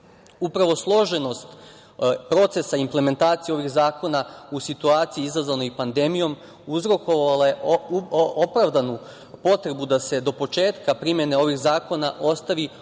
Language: Serbian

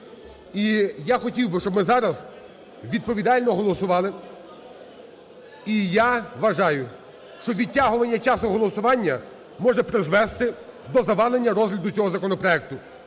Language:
Ukrainian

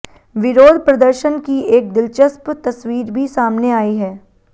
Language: Hindi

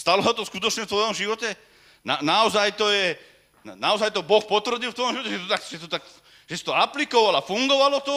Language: Slovak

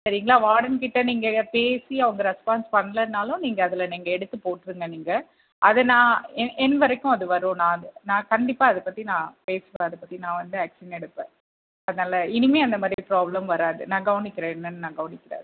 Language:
Tamil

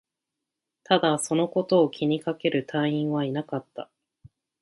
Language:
Japanese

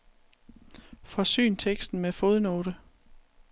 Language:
Danish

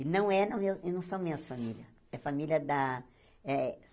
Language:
Portuguese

